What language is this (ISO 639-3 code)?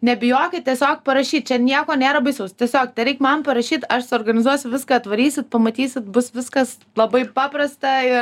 lit